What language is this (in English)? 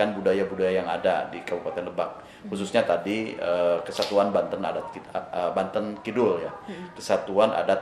Indonesian